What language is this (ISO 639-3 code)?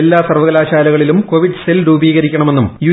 mal